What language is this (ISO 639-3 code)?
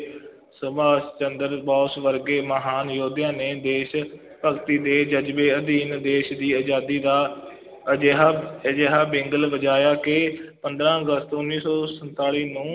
pan